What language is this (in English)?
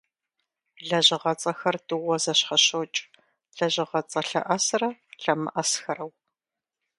Kabardian